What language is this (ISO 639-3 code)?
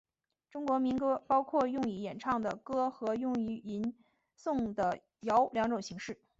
zho